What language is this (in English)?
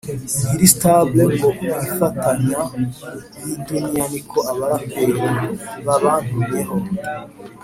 Kinyarwanda